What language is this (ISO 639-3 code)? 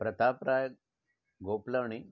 snd